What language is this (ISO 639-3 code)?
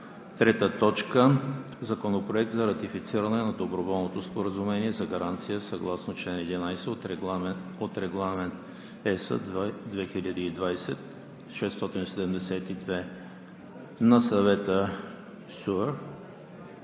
bul